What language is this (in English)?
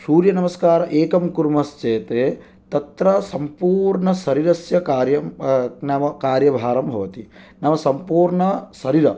Sanskrit